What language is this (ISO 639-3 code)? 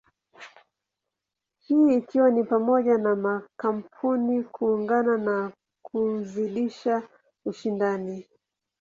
swa